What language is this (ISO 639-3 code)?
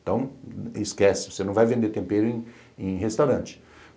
por